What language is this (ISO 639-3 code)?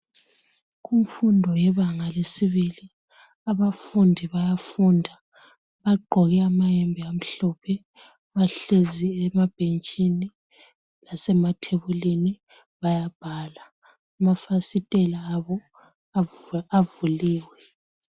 nde